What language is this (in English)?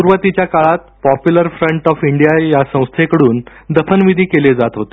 Marathi